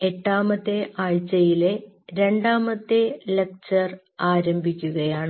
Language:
Malayalam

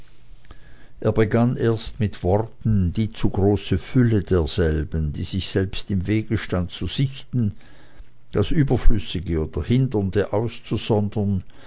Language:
German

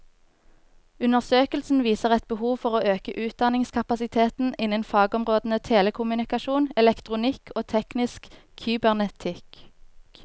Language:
Norwegian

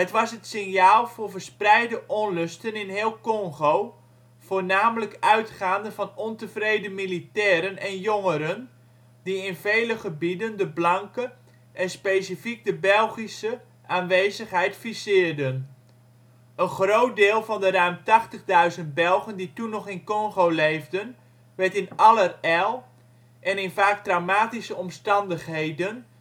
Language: Dutch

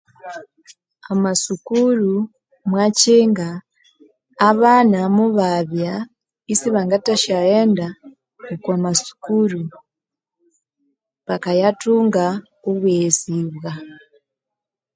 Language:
Konzo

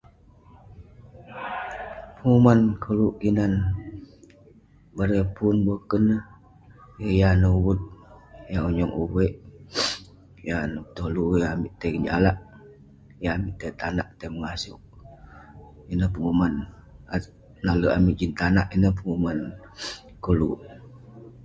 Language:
Western Penan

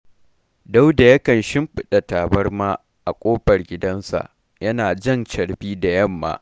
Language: Hausa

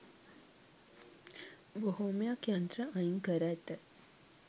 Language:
Sinhala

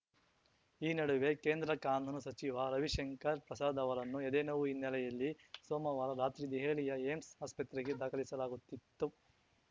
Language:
Kannada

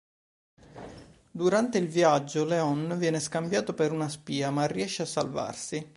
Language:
Italian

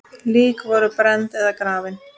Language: Icelandic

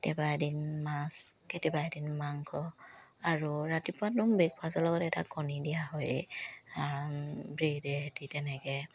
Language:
Assamese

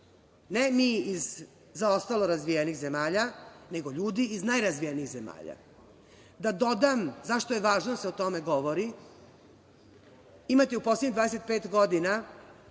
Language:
Serbian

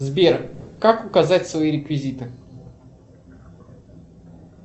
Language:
Russian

